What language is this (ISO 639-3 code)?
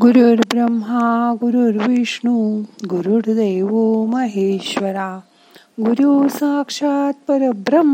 mar